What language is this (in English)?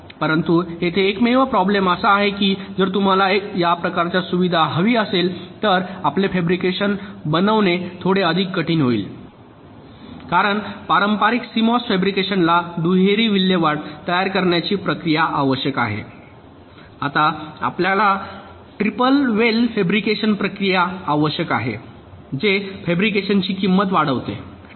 Marathi